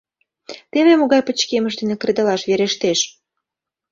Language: Mari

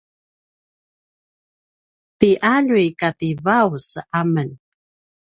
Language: Paiwan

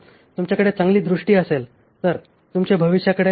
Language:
Marathi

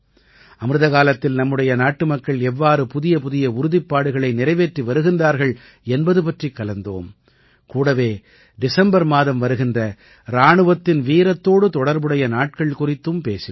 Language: Tamil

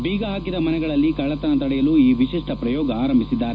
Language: Kannada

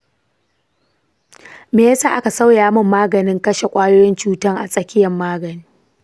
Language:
Hausa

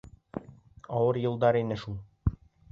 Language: Bashkir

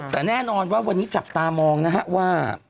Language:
Thai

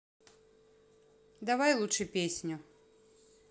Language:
Russian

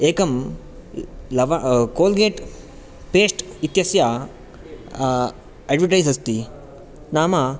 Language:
Sanskrit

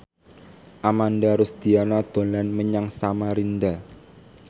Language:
Javanese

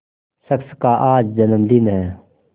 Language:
Hindi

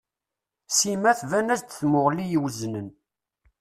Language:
Kabyle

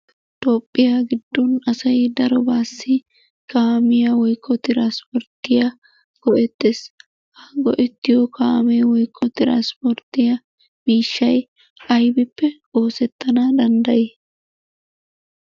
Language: Wolaytta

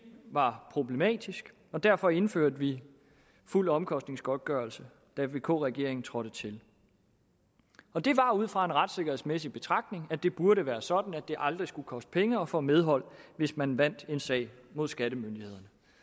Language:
Danish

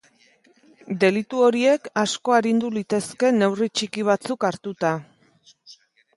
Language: Basque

